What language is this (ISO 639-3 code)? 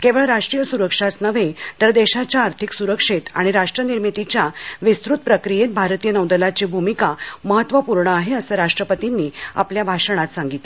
mar